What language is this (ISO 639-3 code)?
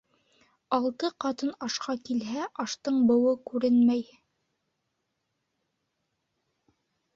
bak